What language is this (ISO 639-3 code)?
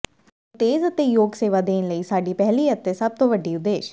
pan